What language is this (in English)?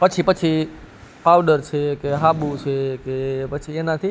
Gujarati